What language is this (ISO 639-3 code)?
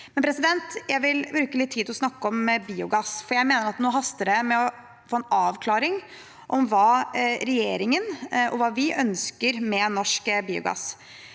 nor